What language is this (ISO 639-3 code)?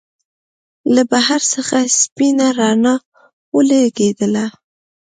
pus